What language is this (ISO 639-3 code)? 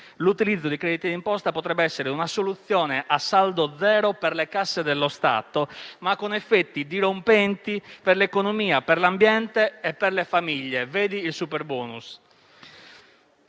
ita